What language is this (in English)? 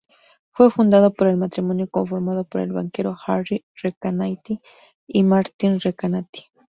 Spanish